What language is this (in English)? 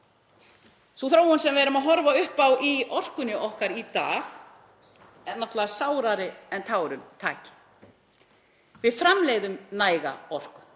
Icelandic